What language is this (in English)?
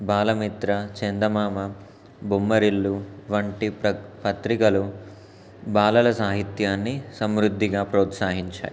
Telugu